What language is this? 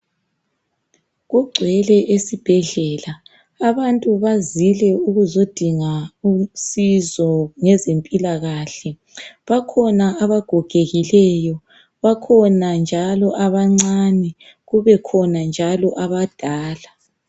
North Ndebele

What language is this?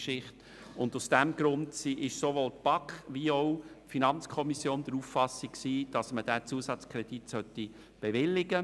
Swiss German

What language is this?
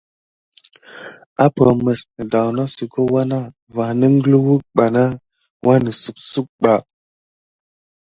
Gidar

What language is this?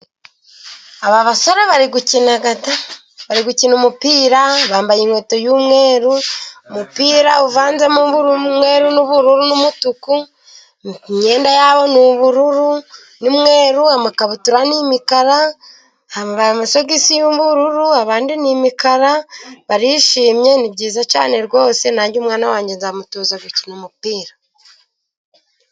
Kinyarwanda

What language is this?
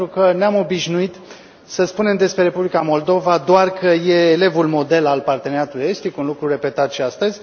Romanian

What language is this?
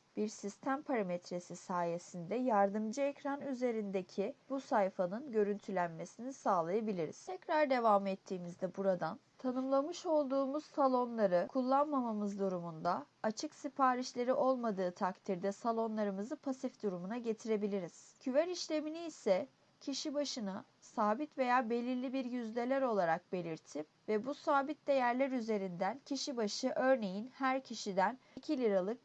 Turkish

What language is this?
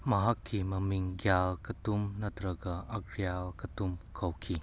Manipuri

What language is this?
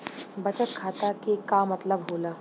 Bhojpuri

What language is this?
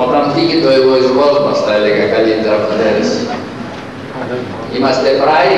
Greek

